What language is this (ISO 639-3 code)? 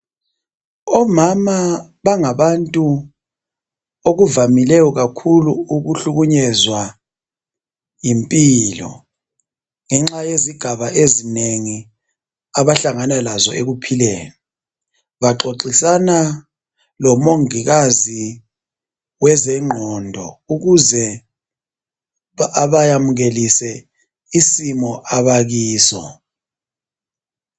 nde